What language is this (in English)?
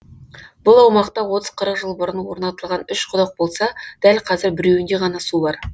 Kazakh